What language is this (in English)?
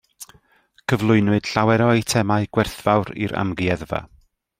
Welsh